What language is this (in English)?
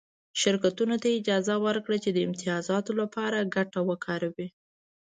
Pashto